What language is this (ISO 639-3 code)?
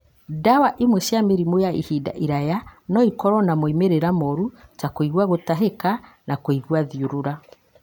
kik